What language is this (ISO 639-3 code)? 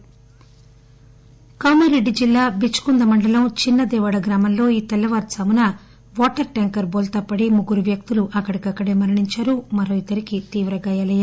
tel